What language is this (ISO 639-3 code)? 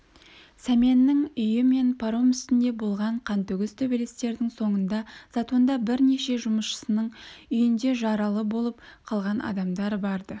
kaz